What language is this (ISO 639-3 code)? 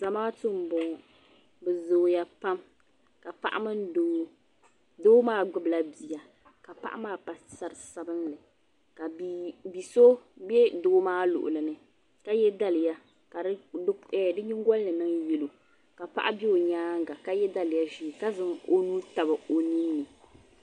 dag